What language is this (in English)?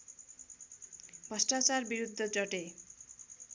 Nepali